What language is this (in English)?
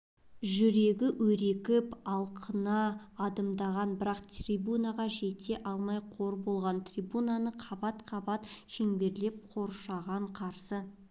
Kazakh